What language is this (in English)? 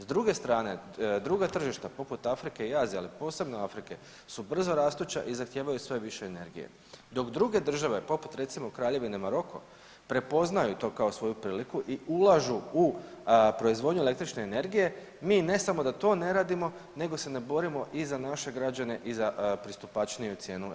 Croatian